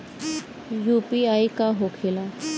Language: Bhojpuri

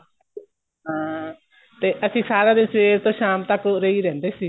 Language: Punjabi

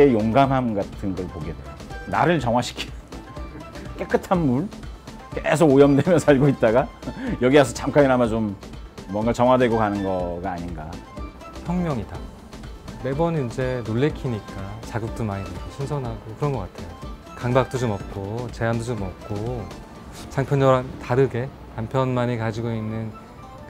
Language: Korean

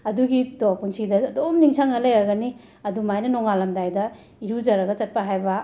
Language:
Manipuri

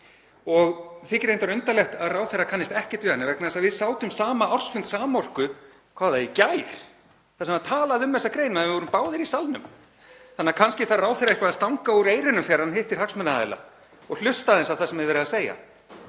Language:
Icelandic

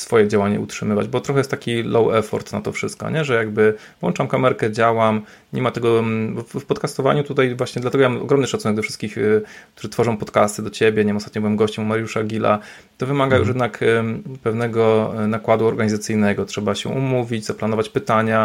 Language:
Polish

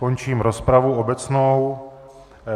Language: Czech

